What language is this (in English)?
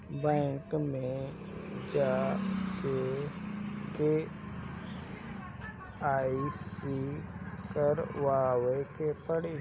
Bhojpuri